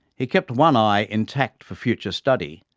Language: English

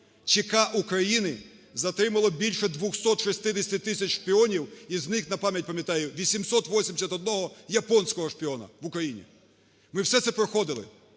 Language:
Ukrainian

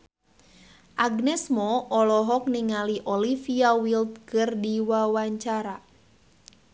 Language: Sundanese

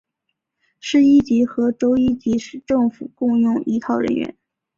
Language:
Chinese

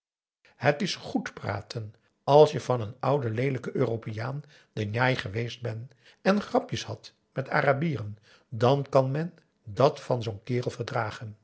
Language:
Dutch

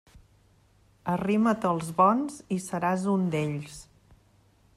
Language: Catalan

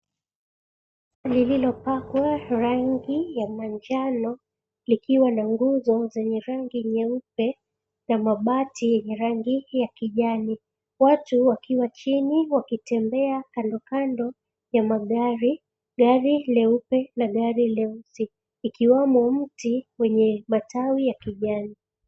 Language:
Swahili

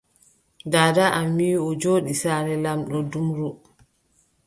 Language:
Adamawa Fulfulde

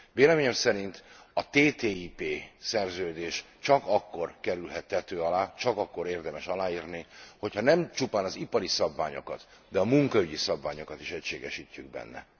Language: Hungarian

